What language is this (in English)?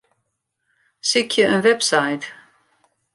Western Frisian